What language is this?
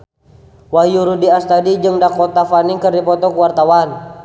Sundanese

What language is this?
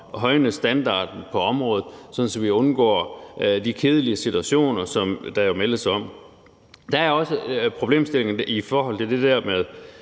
Danish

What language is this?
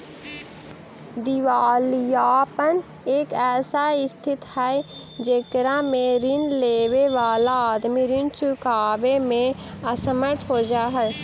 Magahi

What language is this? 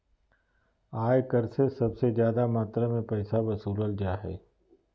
Magahi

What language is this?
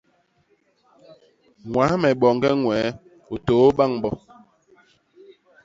Basaa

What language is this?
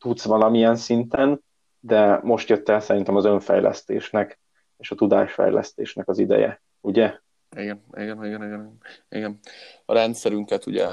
Hungarian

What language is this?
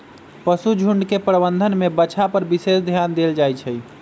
Magahi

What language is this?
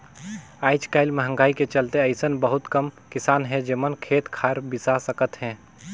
Chhattisgarhi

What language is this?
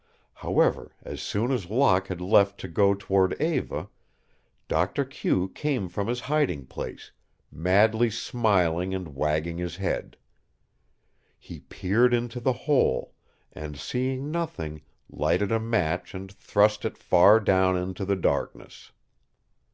English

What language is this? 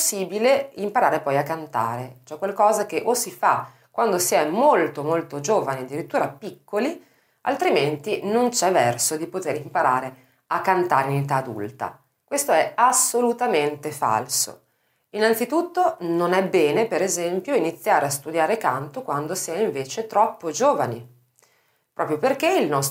Italian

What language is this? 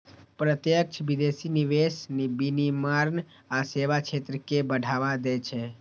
Maithili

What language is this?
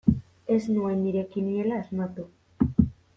Basque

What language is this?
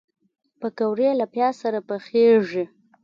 Pashto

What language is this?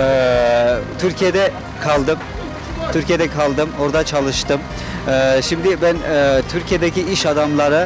Turkish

